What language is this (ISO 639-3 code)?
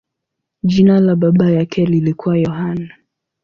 swa